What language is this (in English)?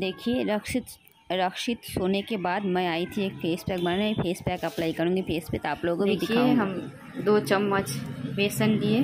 Hindi